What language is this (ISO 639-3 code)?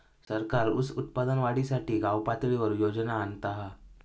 mar